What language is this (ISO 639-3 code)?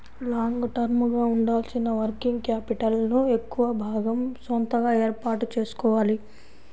tel